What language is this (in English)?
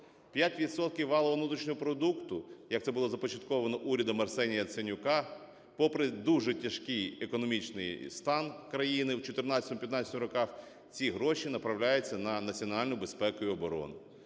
Ukrainian